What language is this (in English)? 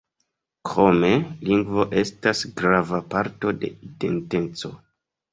Esperanto